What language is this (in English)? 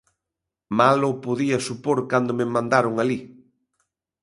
Galician